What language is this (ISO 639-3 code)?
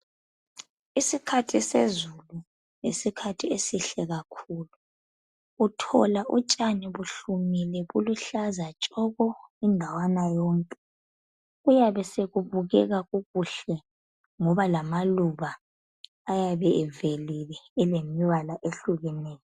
nde